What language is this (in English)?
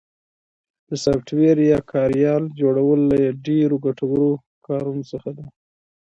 Pashto